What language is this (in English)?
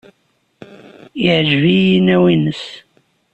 Kabyle